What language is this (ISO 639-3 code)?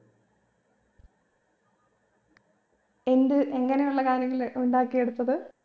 mal